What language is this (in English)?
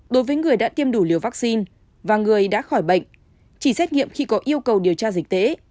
Vietnamese